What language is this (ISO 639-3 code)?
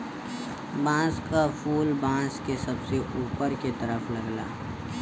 bho